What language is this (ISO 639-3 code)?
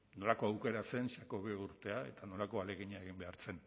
eus